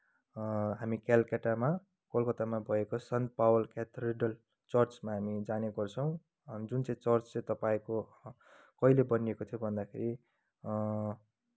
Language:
Nepali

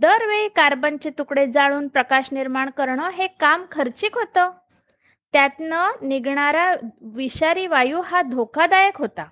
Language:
Marathi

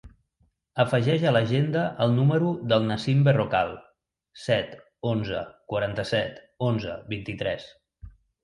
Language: Catalan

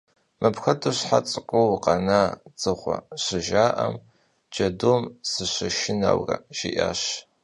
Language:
Kabardian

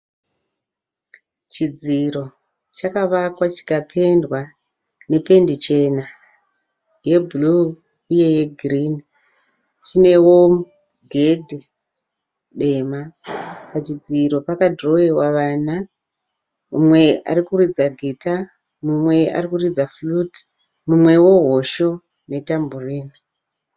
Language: Shona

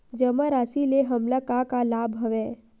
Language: Chhattisgarhi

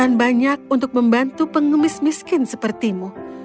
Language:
Indonesian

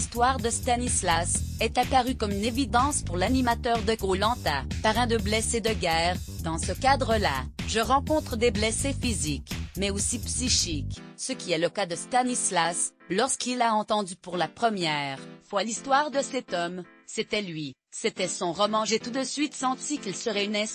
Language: French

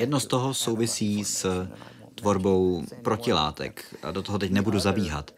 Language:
Czech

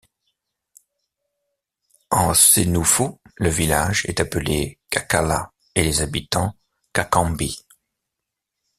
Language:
French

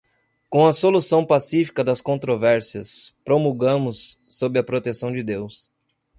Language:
Portuguese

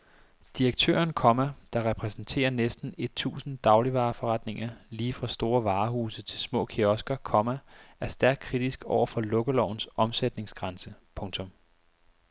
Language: Danish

